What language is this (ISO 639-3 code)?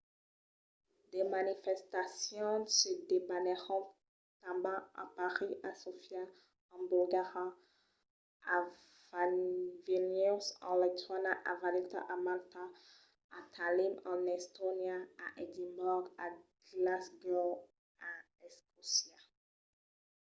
oci